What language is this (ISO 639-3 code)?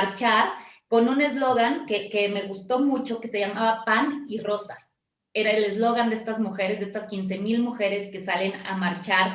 spa